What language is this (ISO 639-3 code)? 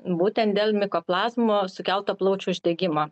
lit